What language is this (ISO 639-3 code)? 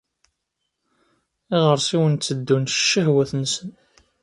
kab